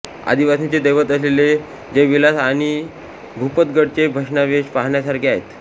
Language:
Marathi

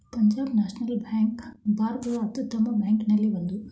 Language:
Kannada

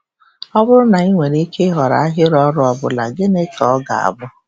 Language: Igbo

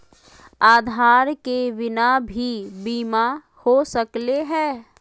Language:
Magahi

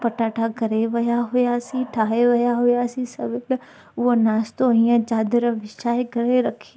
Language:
Sindhi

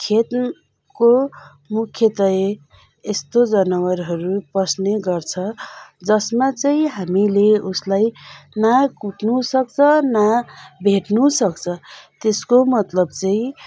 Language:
Nepali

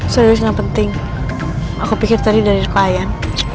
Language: Indonesian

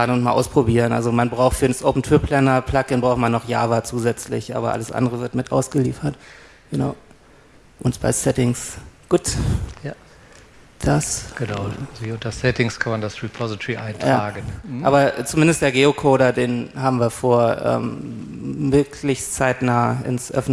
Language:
German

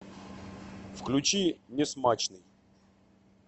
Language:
Russian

